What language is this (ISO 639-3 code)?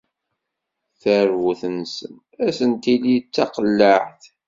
kab